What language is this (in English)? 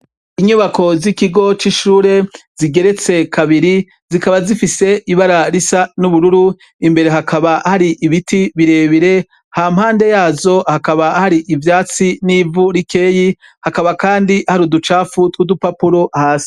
Rundi